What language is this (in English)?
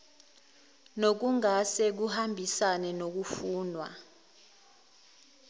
Zulu